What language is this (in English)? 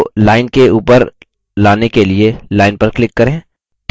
Hindi